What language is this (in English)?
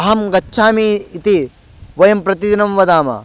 Sanskrit